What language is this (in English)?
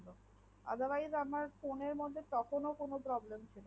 Bangla